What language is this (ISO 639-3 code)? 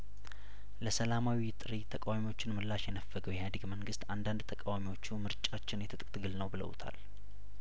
amh